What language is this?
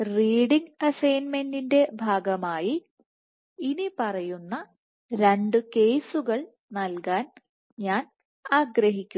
Malayalam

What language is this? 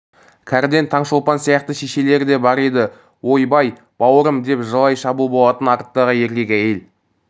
Kazakh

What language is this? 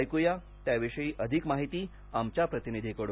Marathi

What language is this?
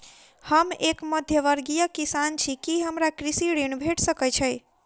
Maithili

